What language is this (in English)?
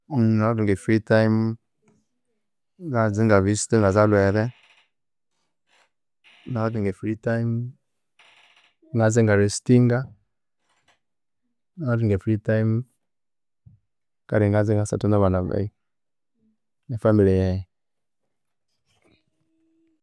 Konzo